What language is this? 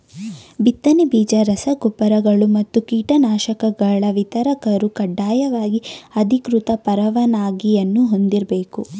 Kannada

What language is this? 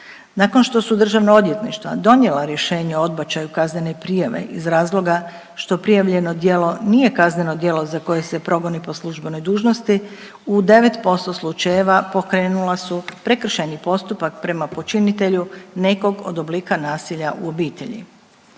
Croatian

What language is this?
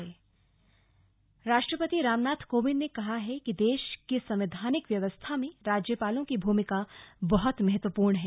Hindi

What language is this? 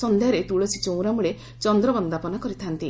Odia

